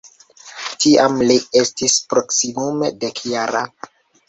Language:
Esperanto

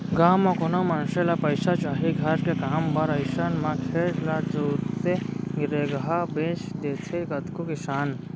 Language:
Chhattisgarhi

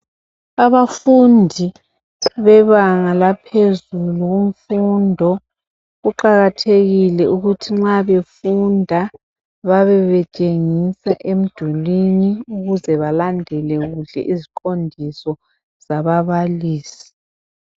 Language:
North Ndebele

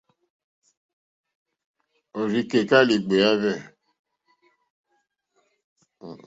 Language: Mokpwe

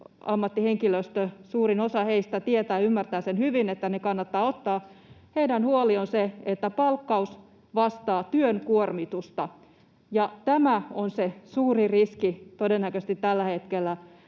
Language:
Finnish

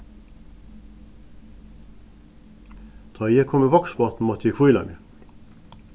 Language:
Faroese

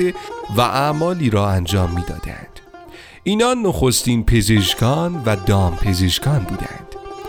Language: Persian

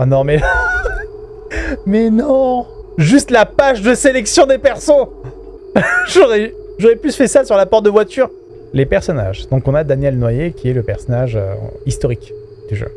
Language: French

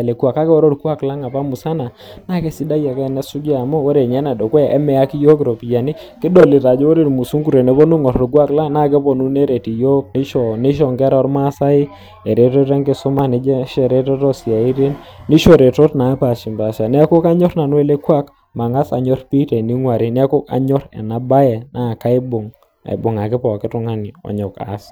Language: Masai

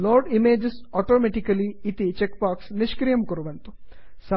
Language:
Sanskrit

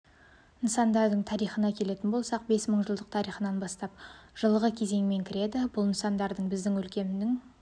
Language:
Kazakh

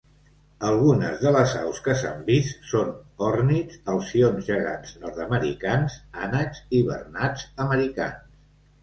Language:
Catalan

